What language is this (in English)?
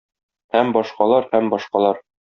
Tatar